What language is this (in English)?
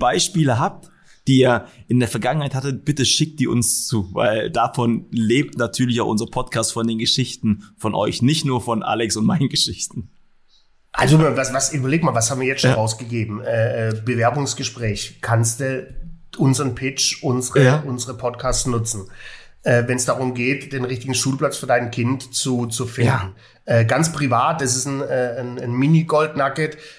German